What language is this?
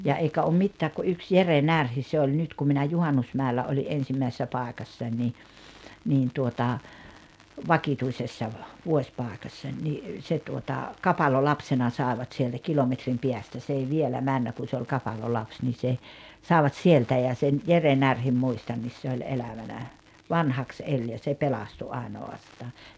Finnish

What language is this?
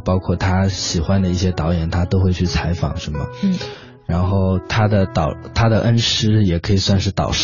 Chinese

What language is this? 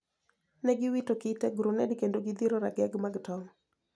Luo (Kenya and Tanzania)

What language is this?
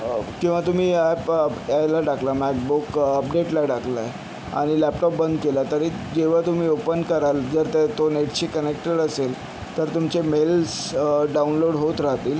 Marathi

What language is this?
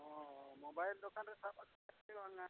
Santali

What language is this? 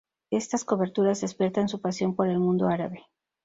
Spanish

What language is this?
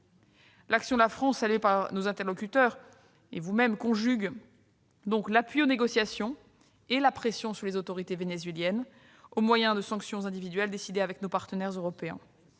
French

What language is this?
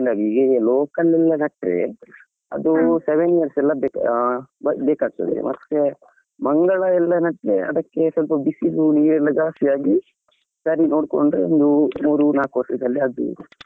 Kannada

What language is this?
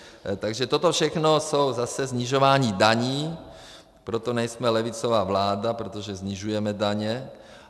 Czech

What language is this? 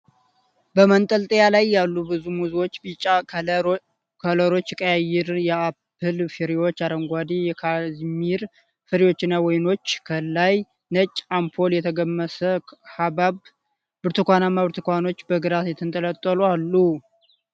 Amharic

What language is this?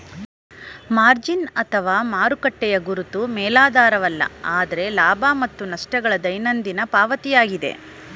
Kannada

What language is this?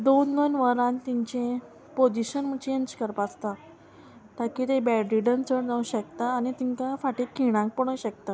Konkani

